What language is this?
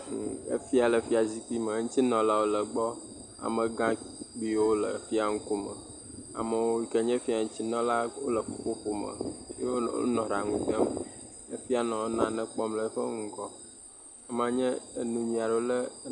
Ewe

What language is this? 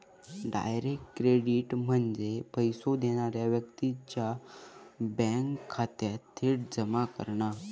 Marathi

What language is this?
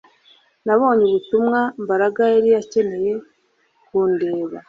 Kinyarwanda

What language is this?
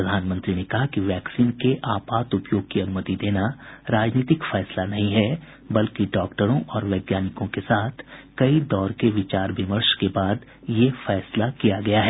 Hindi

